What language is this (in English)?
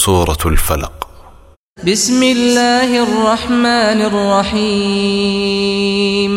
Urdu